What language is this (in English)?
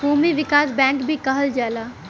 Bhojpuri